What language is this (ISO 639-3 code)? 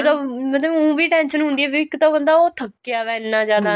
pan